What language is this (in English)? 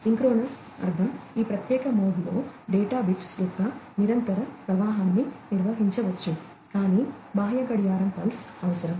Telugu